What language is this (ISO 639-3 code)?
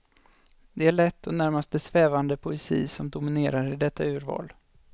swe